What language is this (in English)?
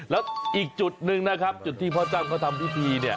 Thai